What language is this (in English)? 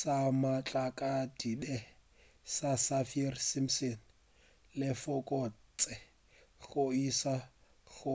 Northern Sotho